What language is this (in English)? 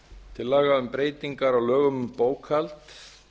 Icelandic